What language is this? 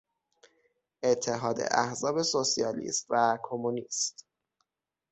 Persian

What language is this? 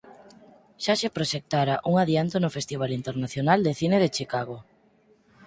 Galician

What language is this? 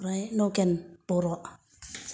Bodo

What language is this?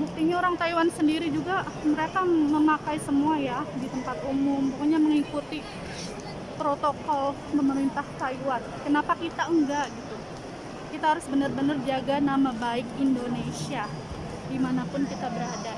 Indonesian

